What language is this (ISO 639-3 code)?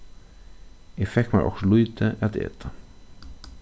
fao